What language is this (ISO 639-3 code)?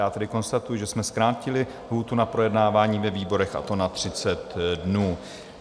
ces